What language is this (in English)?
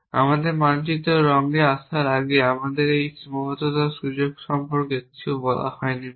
Bangla